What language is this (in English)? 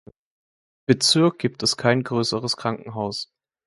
German